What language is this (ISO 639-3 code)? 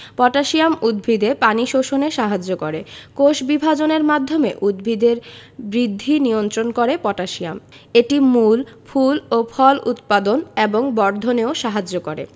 ben